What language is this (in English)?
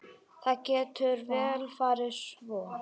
Icelandic